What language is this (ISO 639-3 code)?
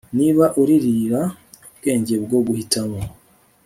kin